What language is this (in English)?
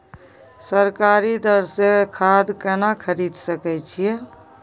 Maithili